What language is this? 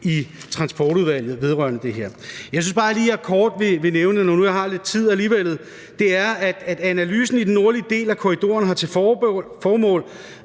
Danish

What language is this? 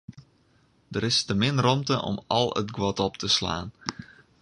Western Frisian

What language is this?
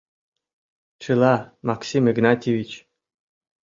Mari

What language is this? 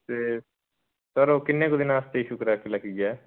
Punjabi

